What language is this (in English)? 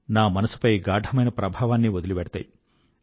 Telugu